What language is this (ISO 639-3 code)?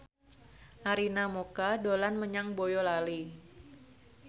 jav